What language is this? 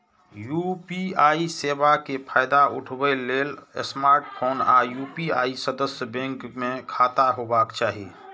Maithili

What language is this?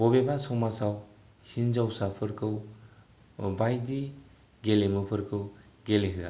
Bodo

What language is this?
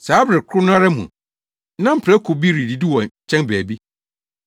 Akan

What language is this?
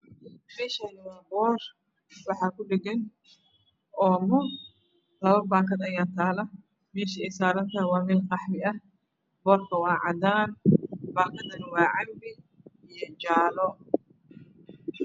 Somali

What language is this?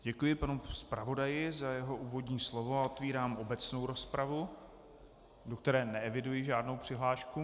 Czech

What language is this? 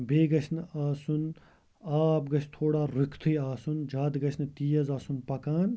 Kashmiri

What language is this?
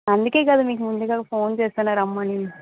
Telugu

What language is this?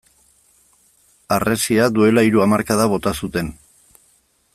Basque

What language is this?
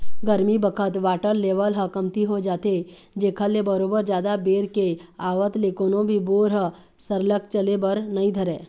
Chhattisgarhi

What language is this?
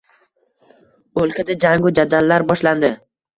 Uzbek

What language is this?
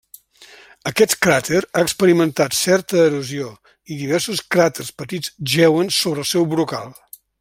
Catalan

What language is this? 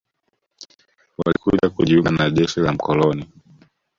Swahili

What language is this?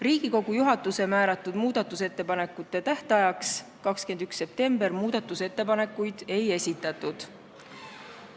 Estonian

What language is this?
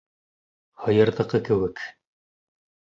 Bashkir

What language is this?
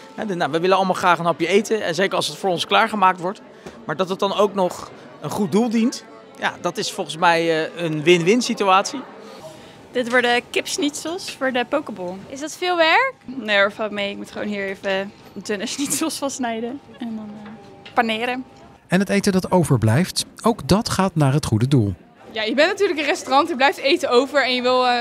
Dutch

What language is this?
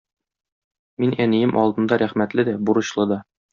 Tatar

